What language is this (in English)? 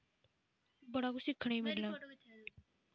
Dogri